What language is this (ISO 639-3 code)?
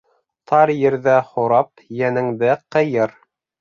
bak